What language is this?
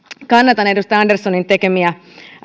Finnish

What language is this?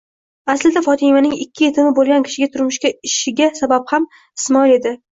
Uzbek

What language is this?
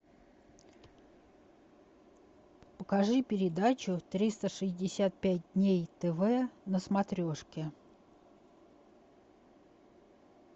Russian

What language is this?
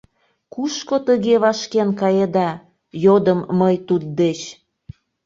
Mari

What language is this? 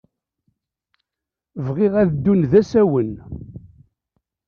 Kabyle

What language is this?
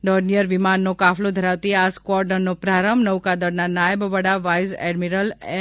Gujarati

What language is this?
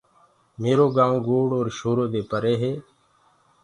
Gurgula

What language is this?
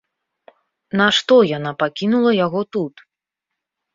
Belarusian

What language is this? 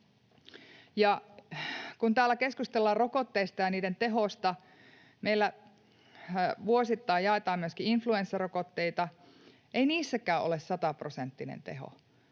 Finnish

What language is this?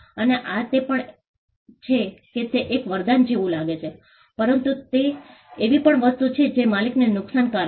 Gujarati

